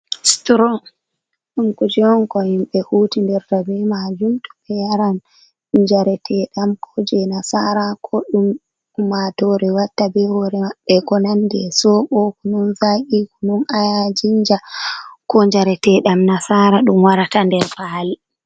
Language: Fula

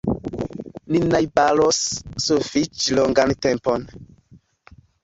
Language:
Esperanto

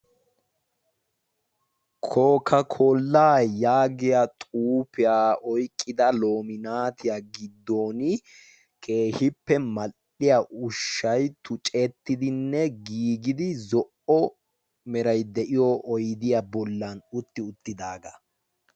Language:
Wolaytta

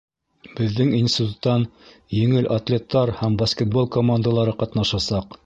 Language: Bashkir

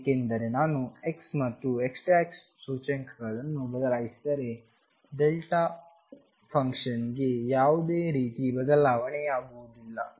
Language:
Kannada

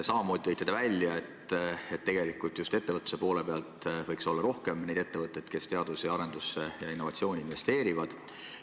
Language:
Estonian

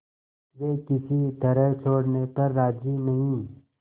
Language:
Hindi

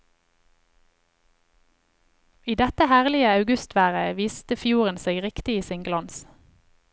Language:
Norwegian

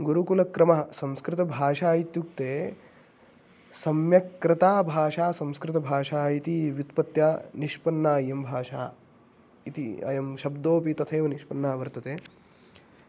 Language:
Sanskrit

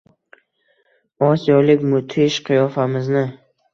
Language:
Uzbek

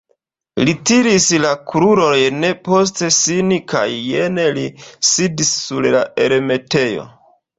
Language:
Esperanto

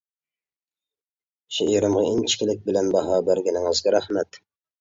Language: Uyghur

